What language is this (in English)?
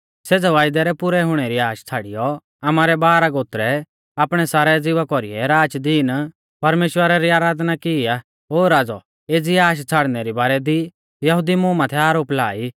Mahasu Pahari